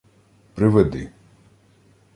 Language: Ukrainian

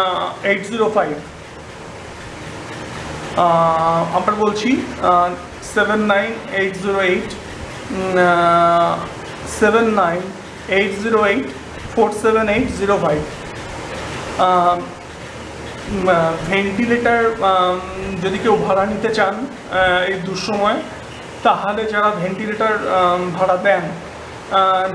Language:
Bangla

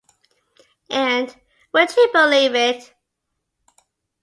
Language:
English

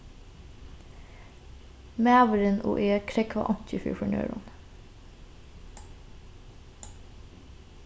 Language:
Faroese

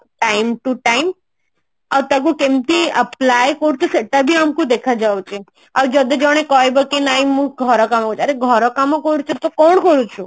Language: Odia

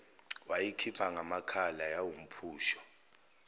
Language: Zulu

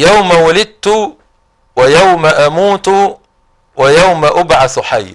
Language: Arabic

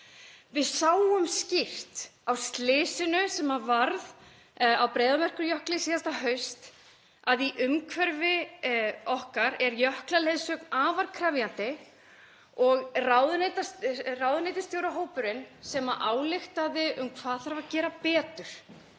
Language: Icelandic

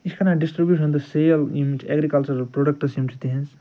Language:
Kashmiri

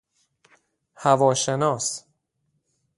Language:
Persian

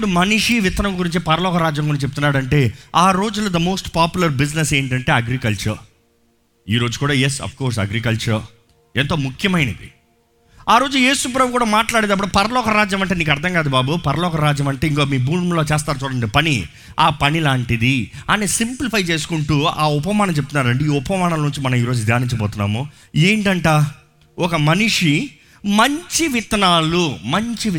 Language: Telugu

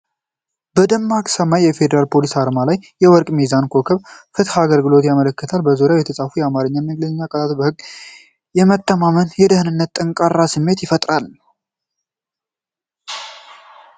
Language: Amharic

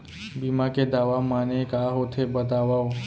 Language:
Chhattisgarhi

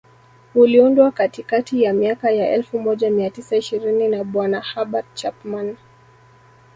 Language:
Swahili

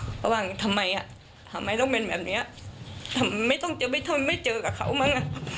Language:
Thai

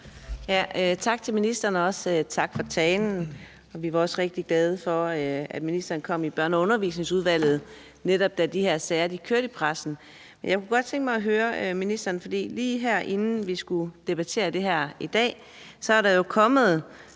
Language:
Danish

